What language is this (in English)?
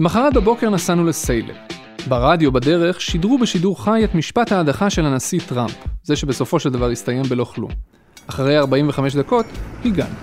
Hebrew